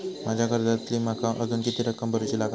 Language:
Marathi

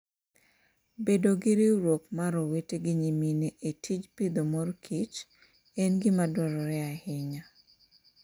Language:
Luo (Kenya and Tanzania)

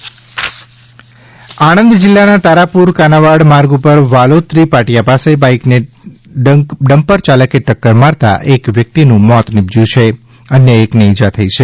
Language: Gujarati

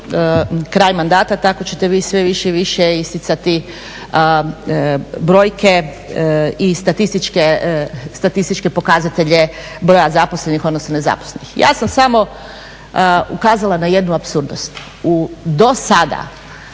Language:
Croatian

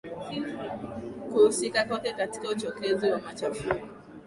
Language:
Swahili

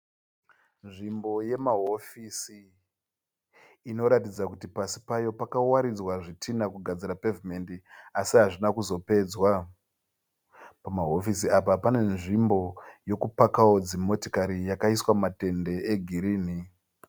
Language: Shona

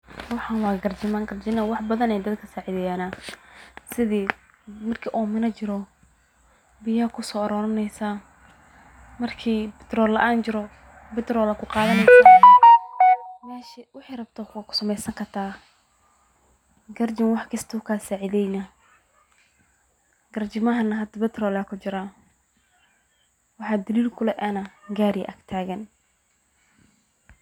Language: Somali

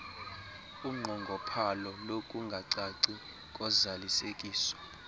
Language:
Xhosa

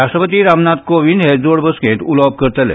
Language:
Konkani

